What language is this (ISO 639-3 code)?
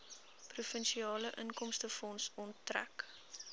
afr